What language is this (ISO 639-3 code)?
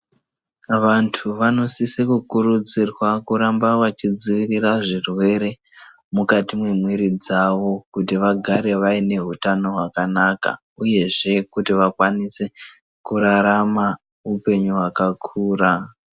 ndc